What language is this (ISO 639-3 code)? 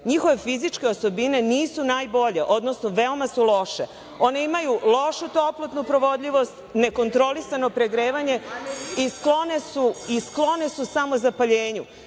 srp